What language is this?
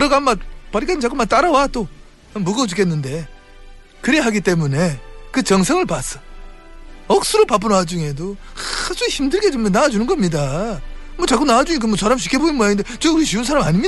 Korean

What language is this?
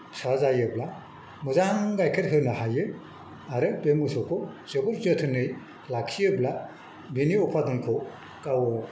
Bodo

